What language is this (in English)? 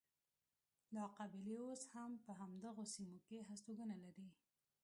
Pashto